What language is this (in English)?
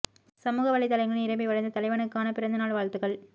Tamil